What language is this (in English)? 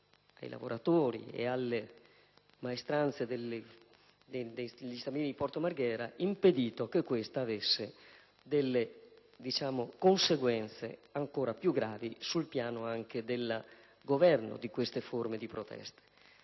Italian